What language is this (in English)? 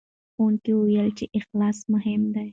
Pashto